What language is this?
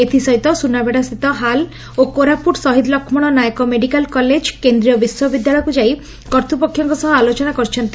Odia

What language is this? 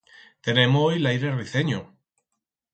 Aragonese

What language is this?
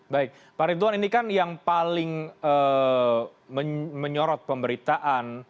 Indonesian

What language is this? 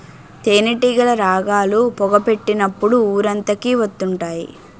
Telugu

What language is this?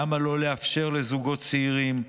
Hebrew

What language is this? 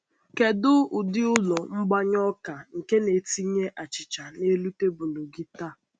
Igbo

